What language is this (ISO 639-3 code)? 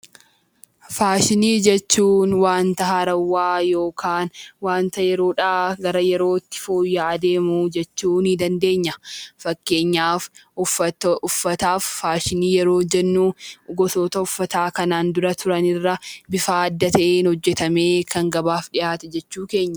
orm